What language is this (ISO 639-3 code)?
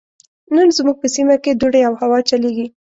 pus